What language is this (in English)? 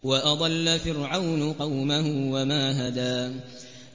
Arabic